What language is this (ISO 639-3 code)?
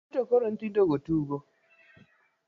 luo